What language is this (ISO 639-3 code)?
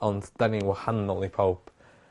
cym